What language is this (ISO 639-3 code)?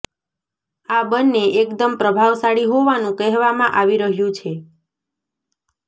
guj